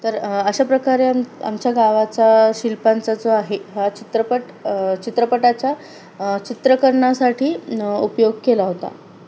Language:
Marathi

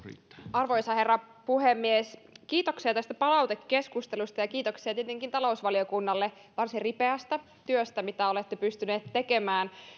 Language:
Finnish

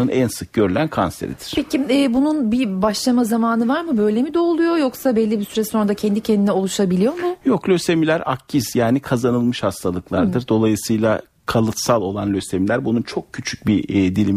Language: Turkish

